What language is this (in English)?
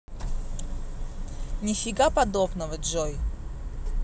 Russian